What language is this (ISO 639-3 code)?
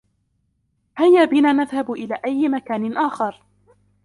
ara